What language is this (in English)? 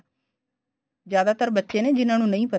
Punjabi